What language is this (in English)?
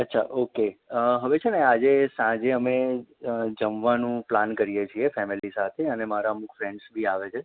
Gujarati